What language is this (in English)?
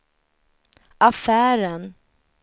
Swedish